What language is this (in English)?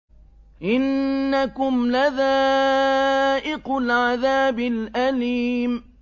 Arabic